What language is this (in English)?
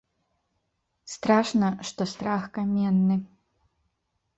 Belarusian